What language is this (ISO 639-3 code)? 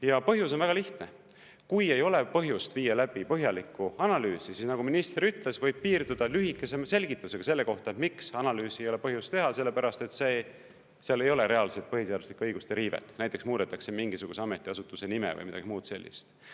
est